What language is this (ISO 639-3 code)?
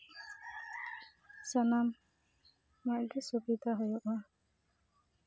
sat